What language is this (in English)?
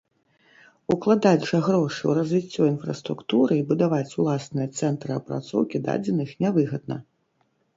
Belarusian